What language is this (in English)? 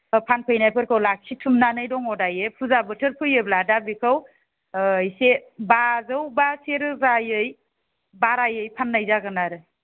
Bodo